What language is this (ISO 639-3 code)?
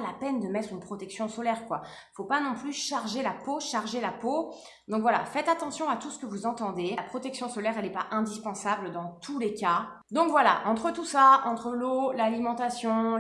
fra